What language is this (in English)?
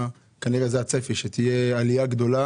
Hebrew